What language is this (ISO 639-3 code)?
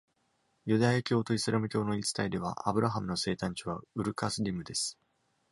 jpn